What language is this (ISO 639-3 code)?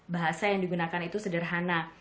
ind